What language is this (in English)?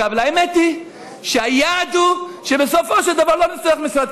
Hebrew